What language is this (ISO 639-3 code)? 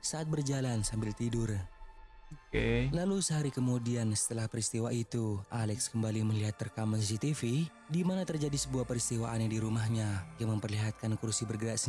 ind